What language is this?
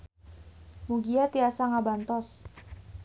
Sundanese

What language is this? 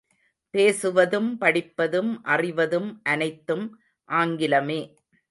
Tamil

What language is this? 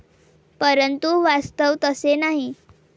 Marathi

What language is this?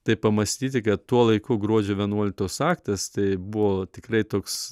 Lithuanian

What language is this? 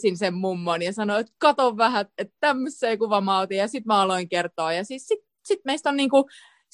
Finnish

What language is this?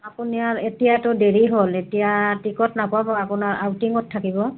Assamese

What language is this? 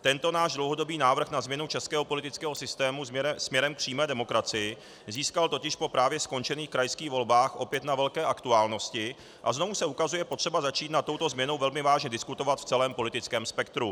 Czech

